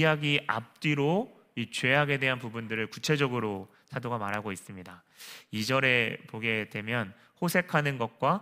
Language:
Korean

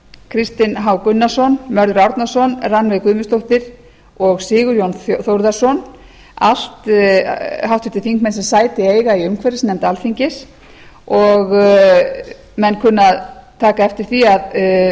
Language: Icelandic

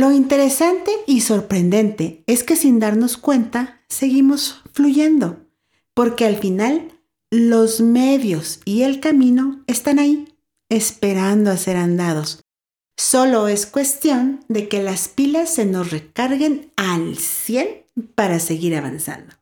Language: Spanish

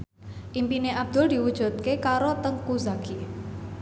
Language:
Javanese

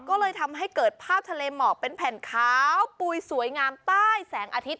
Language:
Thai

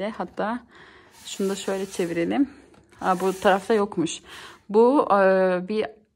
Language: Turkish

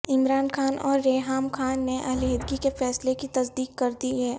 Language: Urdu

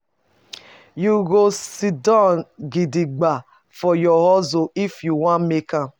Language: Nigerian Pidgin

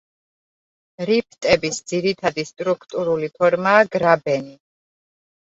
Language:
Georgian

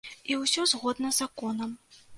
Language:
Belarusian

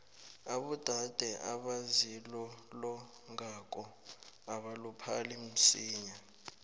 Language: South Ndebele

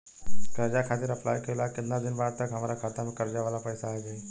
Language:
Bhojpuri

